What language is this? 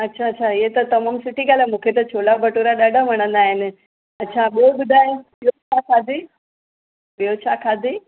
Sindhi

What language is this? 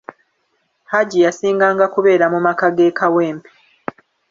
Ganda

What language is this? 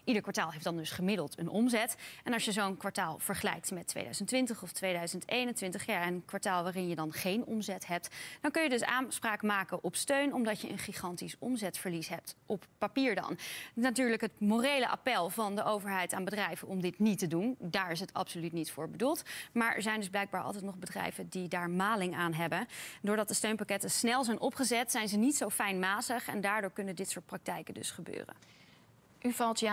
Dutch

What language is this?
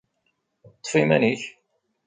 Kabyle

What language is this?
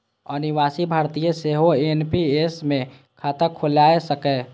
Maithili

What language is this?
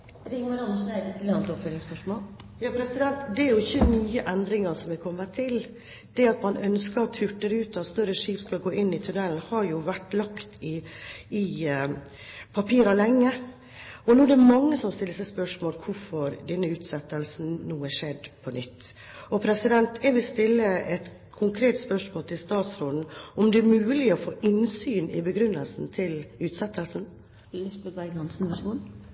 Norwegian Bokmål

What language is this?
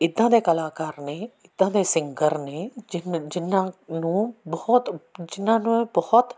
Punjabi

